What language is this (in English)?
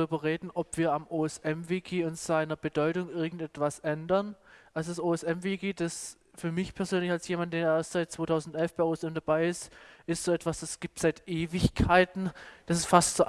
German